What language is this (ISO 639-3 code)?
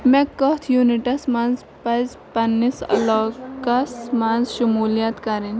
kas